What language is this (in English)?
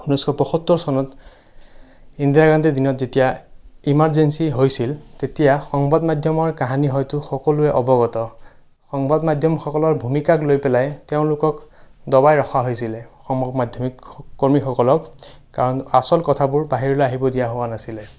Assamese